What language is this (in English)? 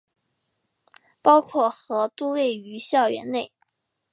Chinese